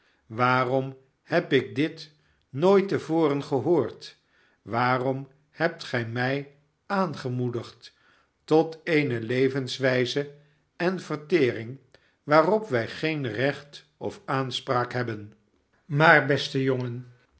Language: Dutch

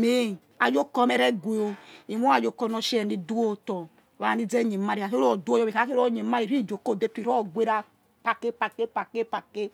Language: Yekhee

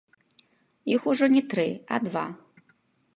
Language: Belarusian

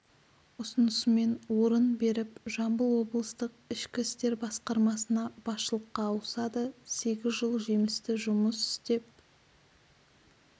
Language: Kazakh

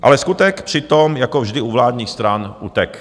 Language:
Czech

